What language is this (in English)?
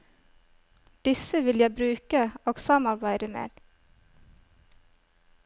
Norwegian